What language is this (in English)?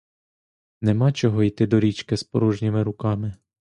Ukrainian